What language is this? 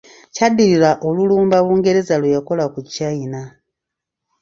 Ganda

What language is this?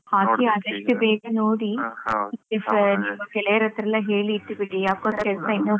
Kannada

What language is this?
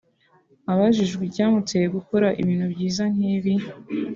Kinyarwanda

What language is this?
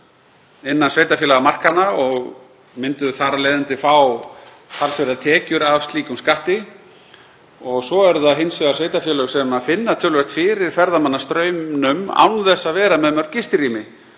Icelandic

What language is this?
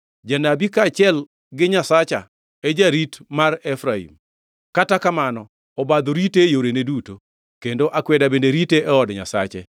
Luo (Kenya and Tanzania)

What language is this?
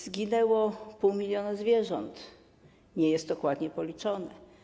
Polish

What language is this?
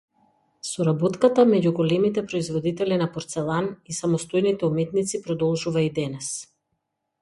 Macedonian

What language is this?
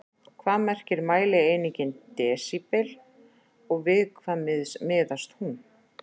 Icelandic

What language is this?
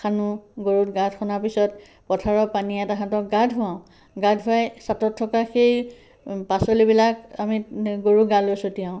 Assamese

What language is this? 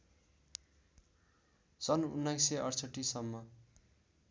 Nepali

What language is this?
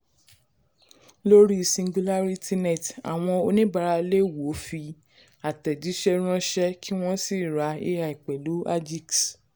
Yoruba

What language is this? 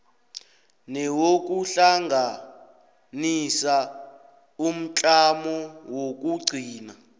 South Ndebele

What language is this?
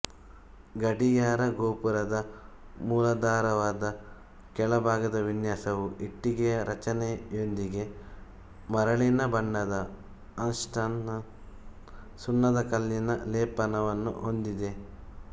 Kannada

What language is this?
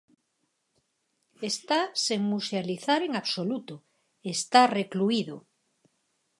Galician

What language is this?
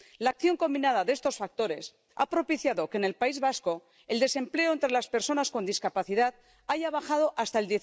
Spanish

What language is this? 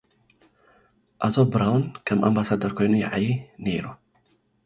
Tigrinya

